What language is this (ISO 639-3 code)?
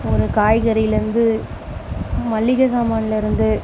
tam